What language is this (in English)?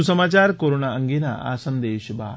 Gujarati